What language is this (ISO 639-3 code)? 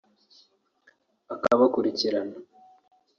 kin